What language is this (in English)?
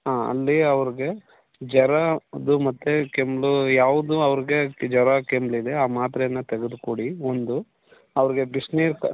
Kannada